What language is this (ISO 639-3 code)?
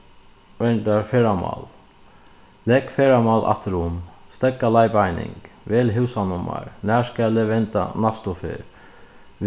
fao